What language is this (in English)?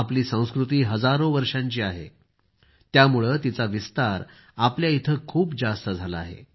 Marathi